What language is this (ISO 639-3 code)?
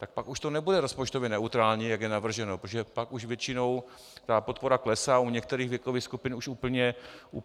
ces